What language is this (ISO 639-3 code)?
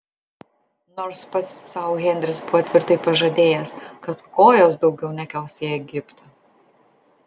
lit